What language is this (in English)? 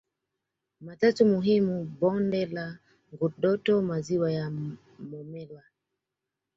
Swahili